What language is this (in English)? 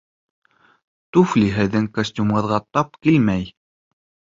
Bashkir